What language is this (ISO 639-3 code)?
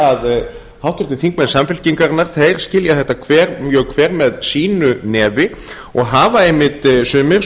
isl